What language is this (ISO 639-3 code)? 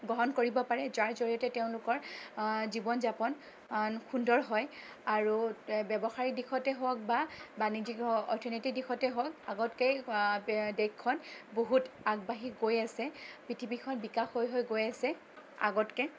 asm